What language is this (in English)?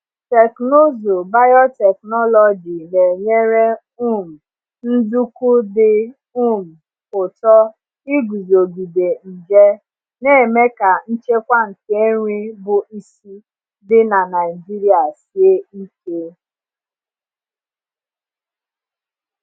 Igbo